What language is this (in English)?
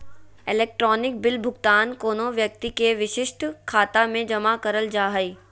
Magahi